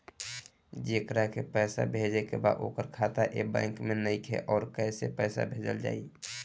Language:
Bhojpuri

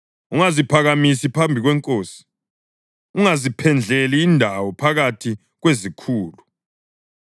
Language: North Ndebele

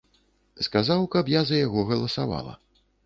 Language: Belarusian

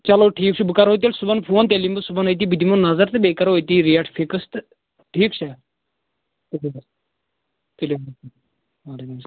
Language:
Kashmiri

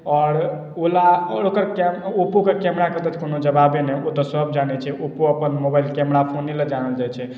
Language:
Maithili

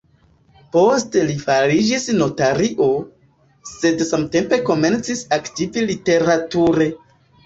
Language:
Esperanto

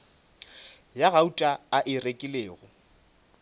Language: Northern Sotho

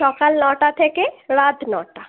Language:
Bangla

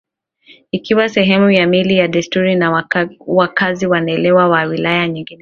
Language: Swahili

